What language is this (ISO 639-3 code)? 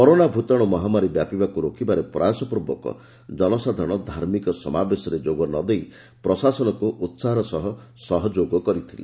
ori